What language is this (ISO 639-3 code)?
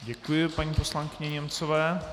ces